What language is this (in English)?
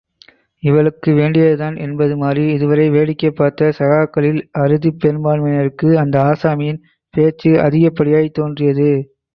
Tamil